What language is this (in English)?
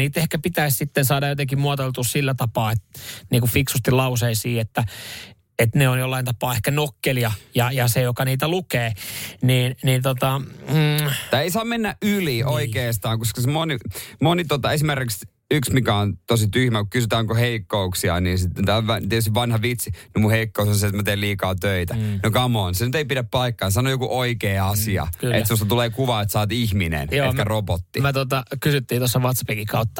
Finnish